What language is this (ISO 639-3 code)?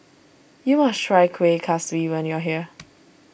eng